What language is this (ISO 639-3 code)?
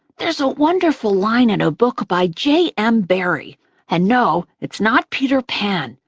eng